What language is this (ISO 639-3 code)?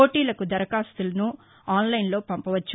tel